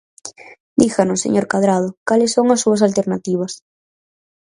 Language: Galician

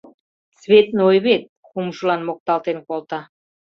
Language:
Mari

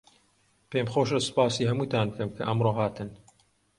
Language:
Central Kurdish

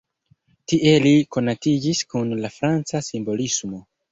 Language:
Esperanto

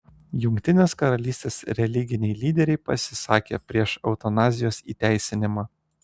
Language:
Lithuanian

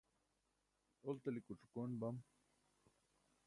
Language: Burushaski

